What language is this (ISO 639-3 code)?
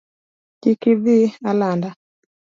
luo